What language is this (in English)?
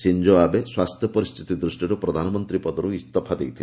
Odia